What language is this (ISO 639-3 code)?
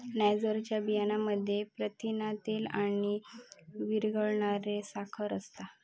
mar